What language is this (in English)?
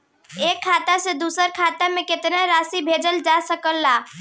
Bhojpuri